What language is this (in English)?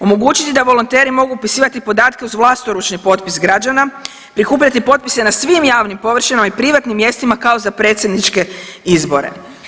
Croatian